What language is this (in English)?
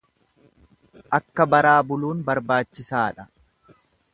Oromo